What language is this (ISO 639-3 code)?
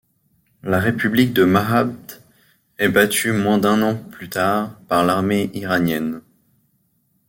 fra